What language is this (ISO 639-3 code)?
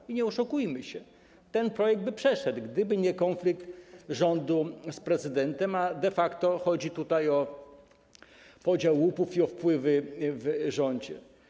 pol